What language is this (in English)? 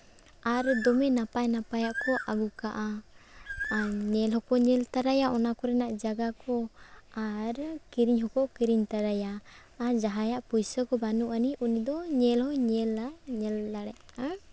Santali